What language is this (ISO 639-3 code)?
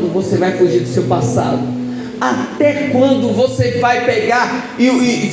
por